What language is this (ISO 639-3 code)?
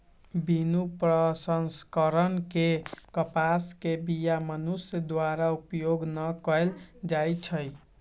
mag